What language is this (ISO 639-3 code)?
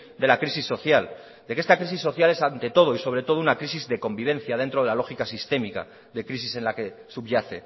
spa